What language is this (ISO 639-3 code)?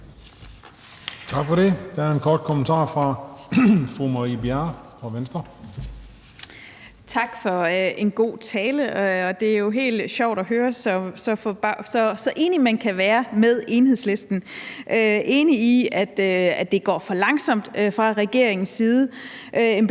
dan